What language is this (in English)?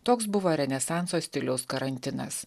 Lithuanian